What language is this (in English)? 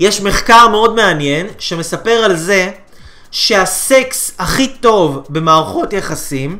Hebrew